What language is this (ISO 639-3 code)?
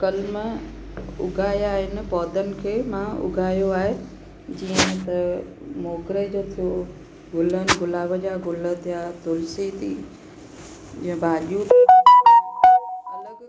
snd